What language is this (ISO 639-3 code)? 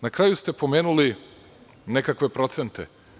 srp